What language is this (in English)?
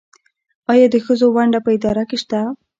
Pashto